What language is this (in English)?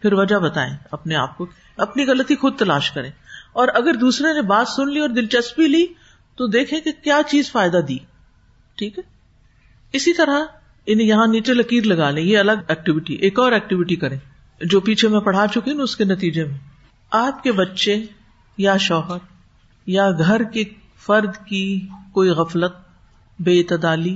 Urdu